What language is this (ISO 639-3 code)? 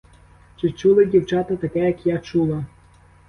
ukr